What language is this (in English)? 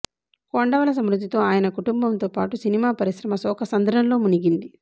Telugu